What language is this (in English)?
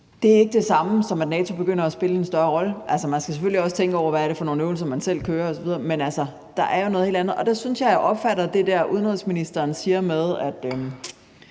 Danish